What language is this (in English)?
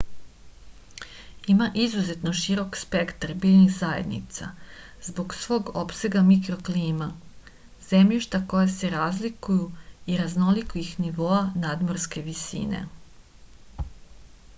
Serbian